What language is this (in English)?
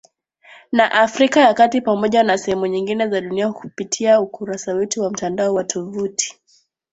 Swahili